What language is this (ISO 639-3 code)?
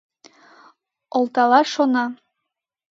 chm